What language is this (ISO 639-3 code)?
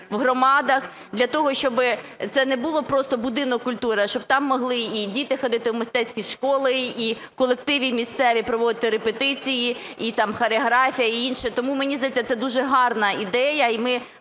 ukr